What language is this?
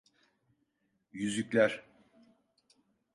Turkish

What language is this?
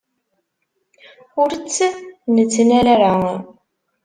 Kabyle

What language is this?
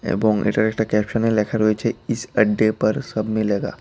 Bangla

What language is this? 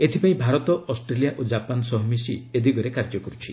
Odia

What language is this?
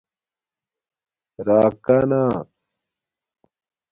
Domaaki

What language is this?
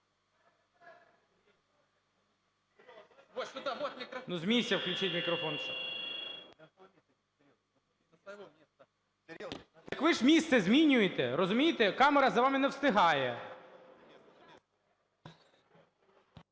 Ukrainian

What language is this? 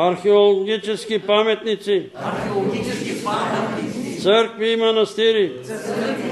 Bulgarian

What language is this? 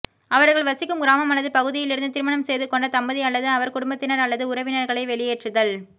Tamil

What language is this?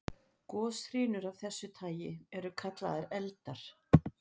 Icelandic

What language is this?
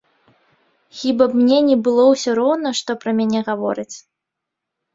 Belarusian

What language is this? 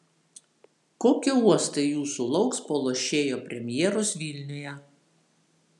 Lithuanian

